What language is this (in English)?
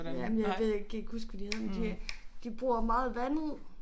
Danish